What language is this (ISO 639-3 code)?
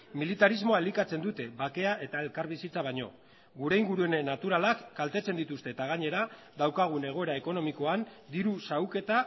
eus